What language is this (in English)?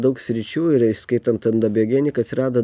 Lithuanian